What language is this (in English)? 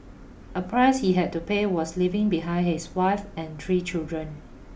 English